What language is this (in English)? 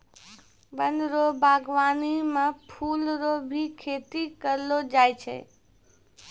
Maithili